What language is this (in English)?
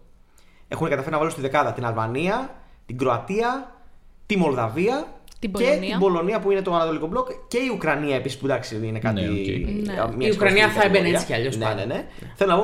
Greek